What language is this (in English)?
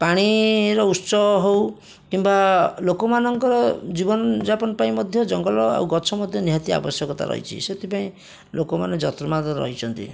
Odia